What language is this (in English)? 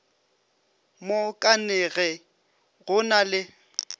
Northern Sotho